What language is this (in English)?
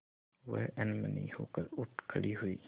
Hindi